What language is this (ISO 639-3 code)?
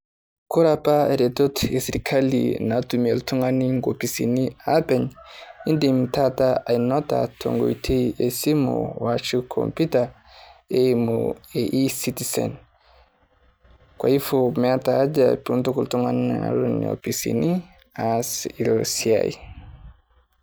mas